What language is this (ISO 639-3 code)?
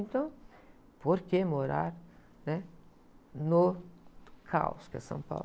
por